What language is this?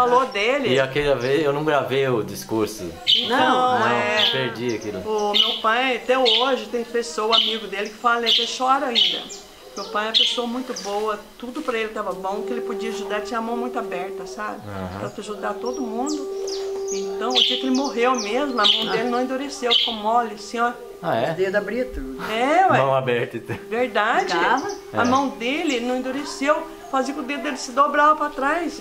Portuguese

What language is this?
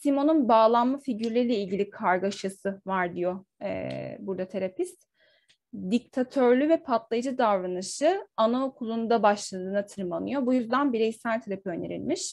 Turkish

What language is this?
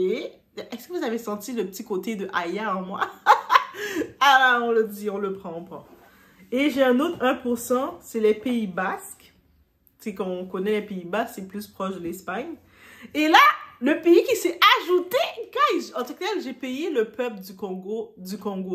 French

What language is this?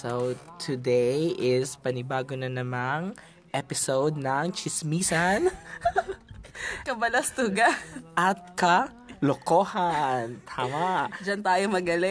Filipino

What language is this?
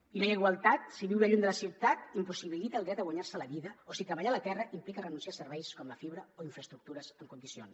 Catalan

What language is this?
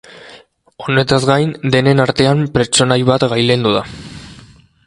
Basque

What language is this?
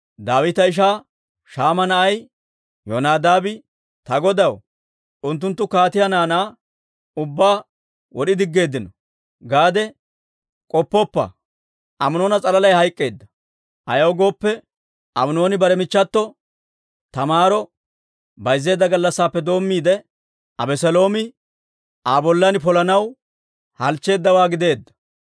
Dawro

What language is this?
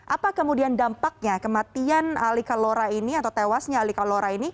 Indonesian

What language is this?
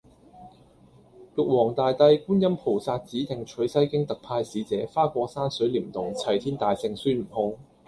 Cantonese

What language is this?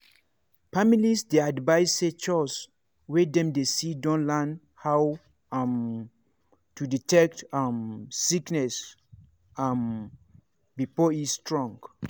Nigerian Pidgin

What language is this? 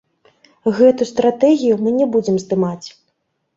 Belarusian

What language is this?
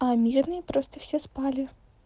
Russian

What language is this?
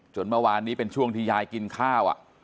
Thai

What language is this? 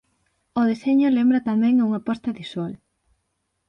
Galician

